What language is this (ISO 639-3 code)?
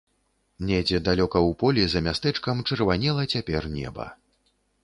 bel